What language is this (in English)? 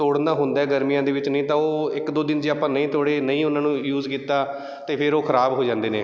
Punjabi